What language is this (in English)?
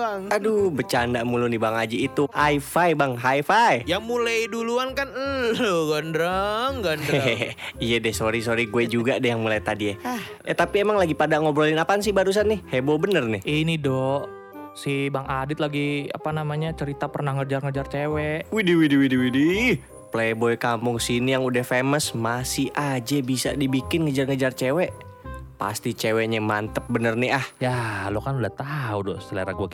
Indonesian